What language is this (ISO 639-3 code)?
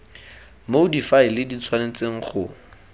tsn